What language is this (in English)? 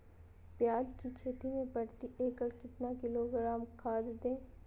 Magahi